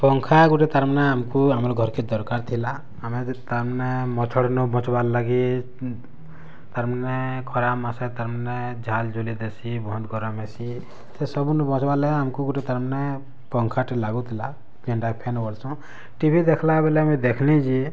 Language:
Odia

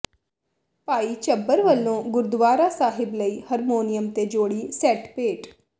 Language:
Punjabi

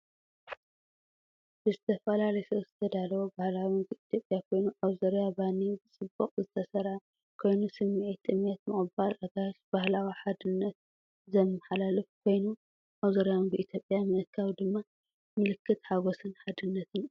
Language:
Tigrinya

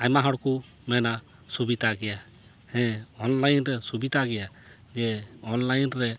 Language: Santali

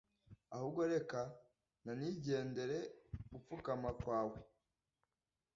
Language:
Kinyarwanda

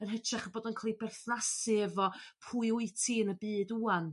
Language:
Welsh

